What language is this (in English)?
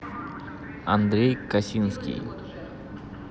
Russian